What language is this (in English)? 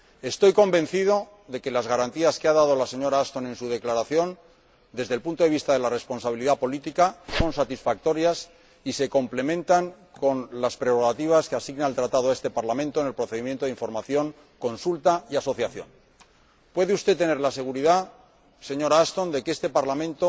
Spanish